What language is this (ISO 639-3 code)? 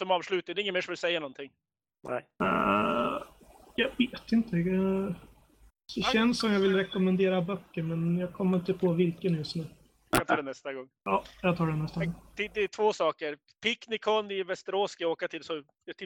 swe